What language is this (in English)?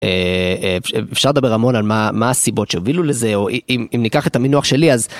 Hebrew